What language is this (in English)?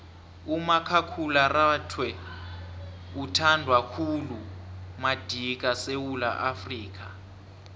South Ndebele